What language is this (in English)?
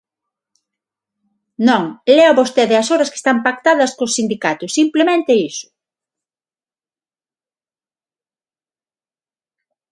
Galician